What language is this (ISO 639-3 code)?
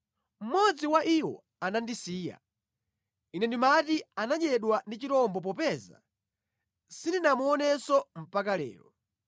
nya